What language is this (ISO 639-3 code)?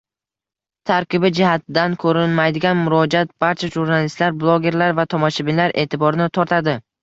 uzb